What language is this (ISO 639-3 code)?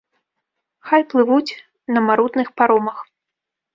bel